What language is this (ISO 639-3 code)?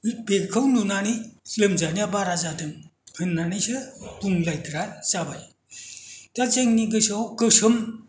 brx